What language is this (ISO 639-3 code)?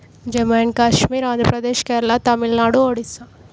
tel